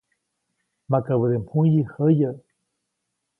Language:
Copainalá Zoque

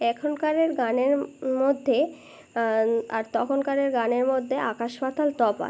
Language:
Bangla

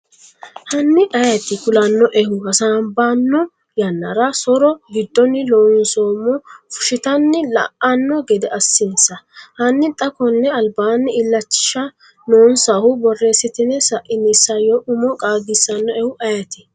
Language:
Sidamo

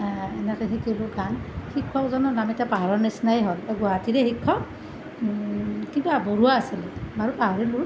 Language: Assamese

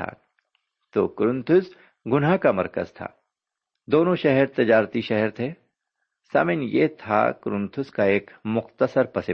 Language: Urdu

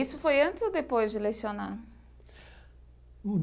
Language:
Portuguese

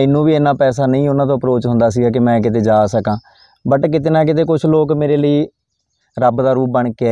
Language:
Hindi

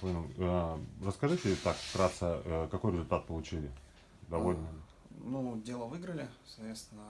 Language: Russian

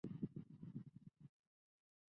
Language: Chinese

